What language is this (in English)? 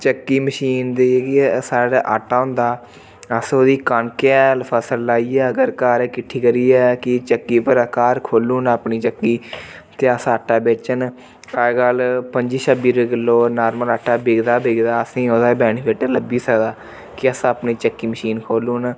Dogri